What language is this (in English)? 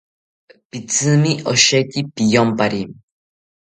South Ucayali Ashéninka